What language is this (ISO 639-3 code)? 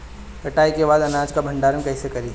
bho